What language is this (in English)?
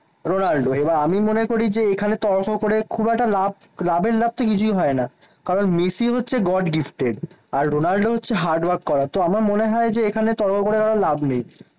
Bangla